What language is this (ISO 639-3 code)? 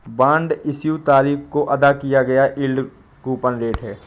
hin